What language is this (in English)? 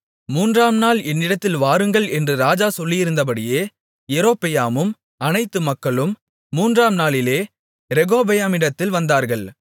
Tamil